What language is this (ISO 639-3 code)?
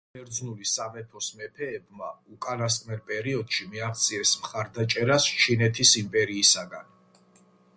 kat